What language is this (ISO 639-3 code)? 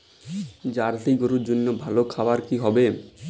ben